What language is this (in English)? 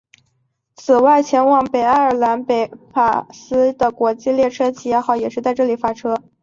Chinese